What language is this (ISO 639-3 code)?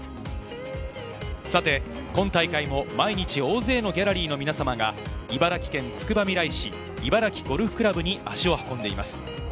jpn